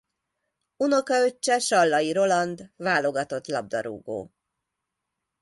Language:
Hungarian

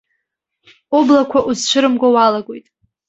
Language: Abkhazian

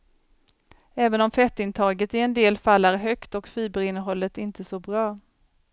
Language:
Swedish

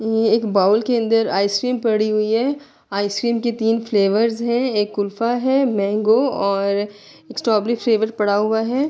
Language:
Urdu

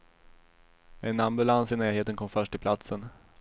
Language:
Swedish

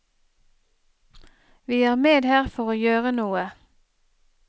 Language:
Norwegian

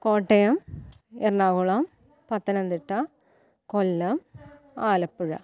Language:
Malayalam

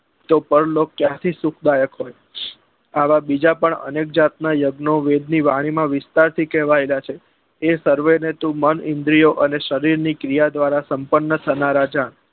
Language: Gujarati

